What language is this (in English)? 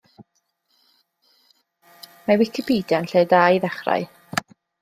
Welsh